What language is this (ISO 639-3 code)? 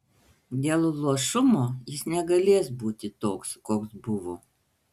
lit